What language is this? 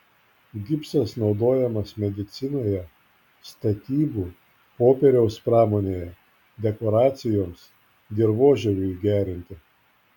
Lithuanian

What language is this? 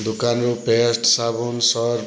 Odia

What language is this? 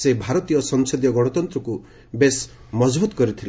Odia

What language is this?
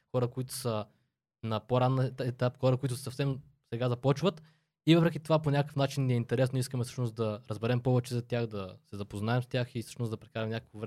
Bulgarian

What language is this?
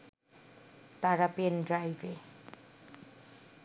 Bangla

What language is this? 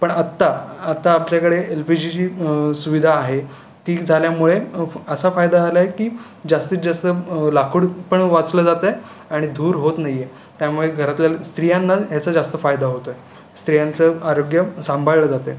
Marathi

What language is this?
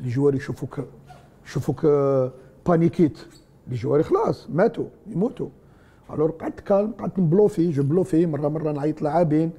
Arabic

